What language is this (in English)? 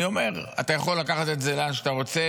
Hebrew